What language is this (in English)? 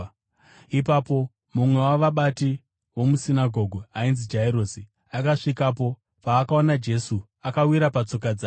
Shona